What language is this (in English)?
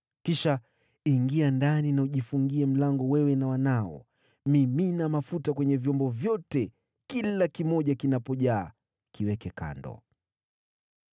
Swahili